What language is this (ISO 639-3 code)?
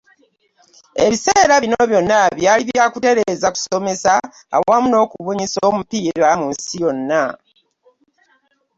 lug